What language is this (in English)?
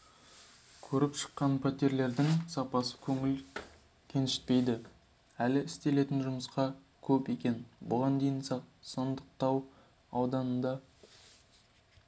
Kazakh